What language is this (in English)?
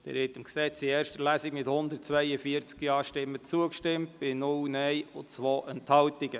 Swiss German